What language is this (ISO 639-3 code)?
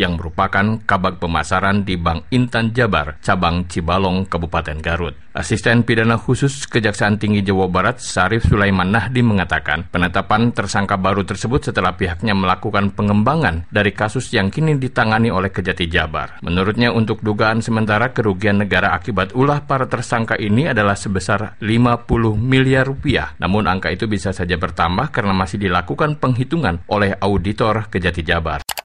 ind